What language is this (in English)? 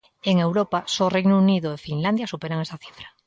Galician